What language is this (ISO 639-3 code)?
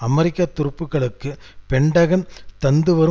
tam